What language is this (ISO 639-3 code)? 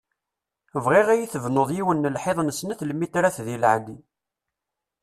kab